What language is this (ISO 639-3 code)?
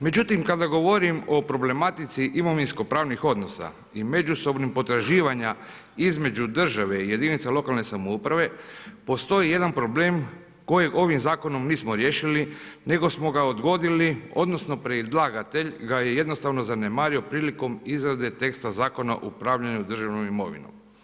hrv